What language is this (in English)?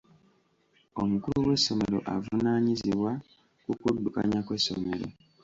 Ganda